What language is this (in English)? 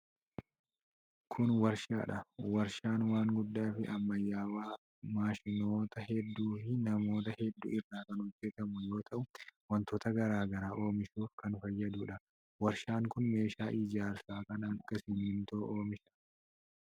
Oromo